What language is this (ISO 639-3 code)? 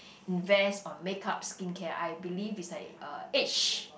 eng